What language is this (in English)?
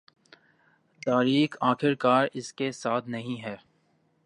Urdu